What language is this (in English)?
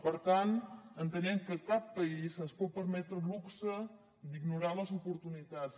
Catalan